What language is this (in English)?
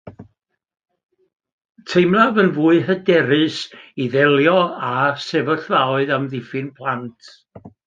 Welsh